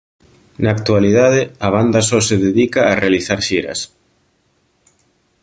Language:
Galician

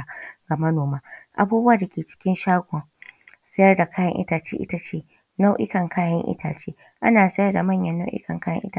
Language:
Hausa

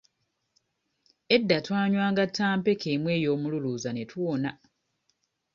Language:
Ganda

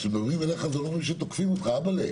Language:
Hebrew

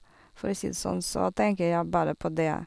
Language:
Norwegian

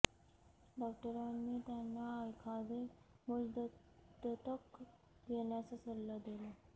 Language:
Marathi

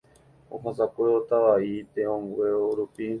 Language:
Guarani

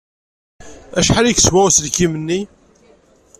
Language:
Kabyle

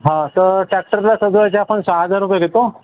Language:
Marathi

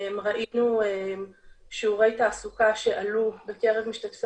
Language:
Hebrew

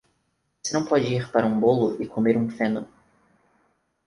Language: Portuguese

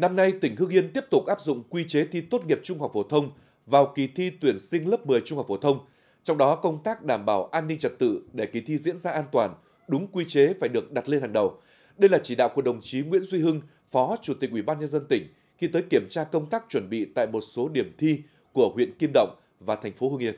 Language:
Vietnamese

